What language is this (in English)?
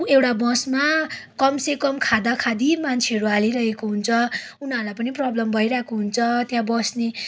Nepali